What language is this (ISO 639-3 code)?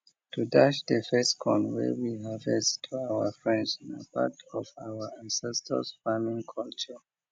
pcm